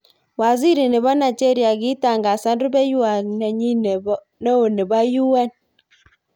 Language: Kalenjin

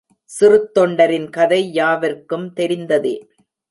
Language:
Tamil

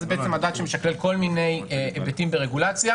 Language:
Hebrew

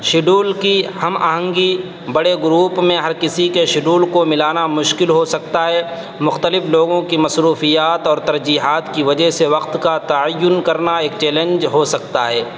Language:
Urdu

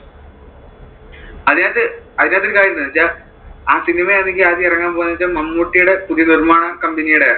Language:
Malayalam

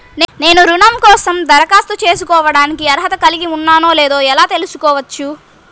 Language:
Telugu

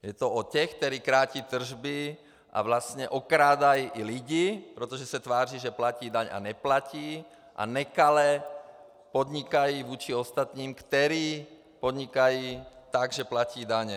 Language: Czech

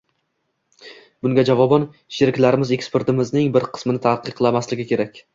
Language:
Uzbek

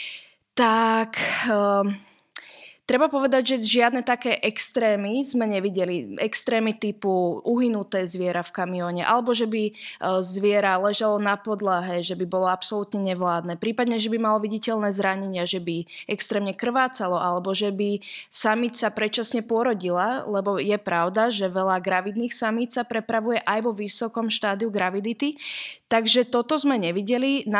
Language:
Slovak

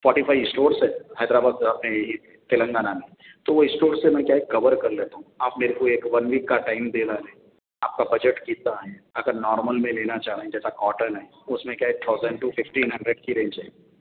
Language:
Urdu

